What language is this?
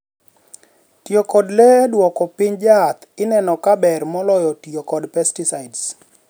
Luo (Kenya and Tanzania)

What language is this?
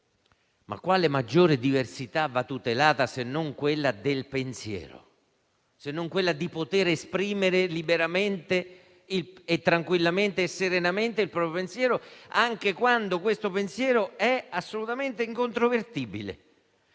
Italian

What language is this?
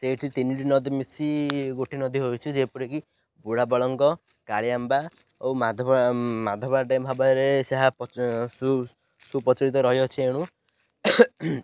Odia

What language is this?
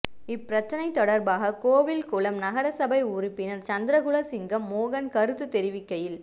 Tamil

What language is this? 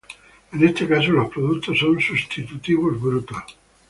Spanish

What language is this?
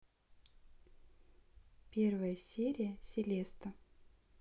Russian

